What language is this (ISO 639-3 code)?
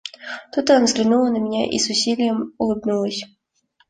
rus